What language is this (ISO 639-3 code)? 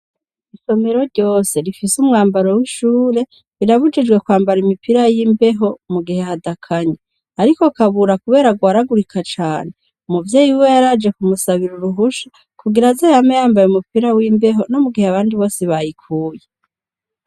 run